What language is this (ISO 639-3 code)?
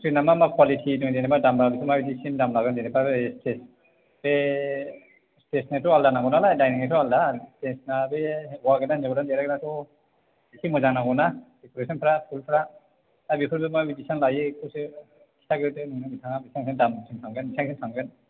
brx